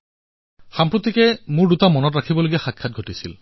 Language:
Assamese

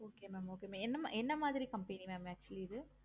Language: Tamil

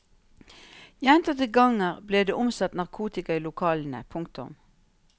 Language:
Norwegian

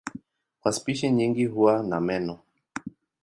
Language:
Swahili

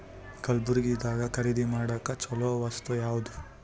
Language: Kannada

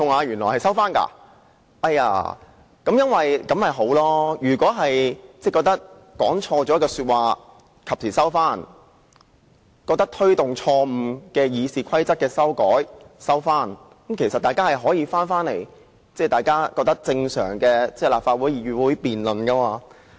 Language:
Cantonese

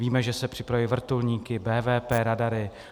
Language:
Czech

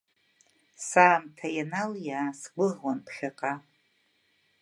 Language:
Abkhazian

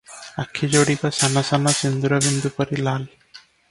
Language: Odia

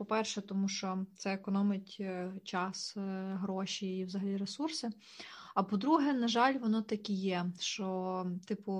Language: Ukrainian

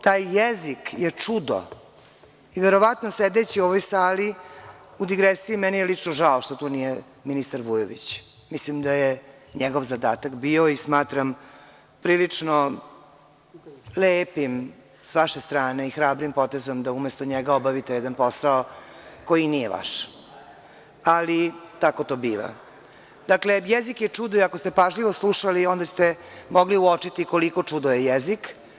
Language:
Serbian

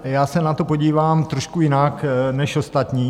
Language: Czech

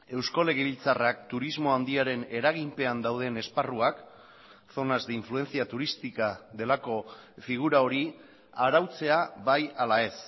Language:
Basque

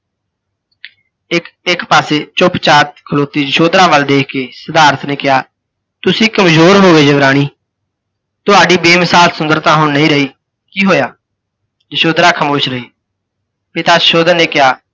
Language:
Punjabi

